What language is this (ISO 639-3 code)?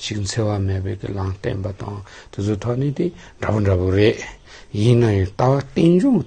tur